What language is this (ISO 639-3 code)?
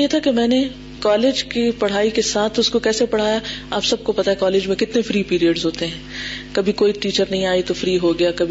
urd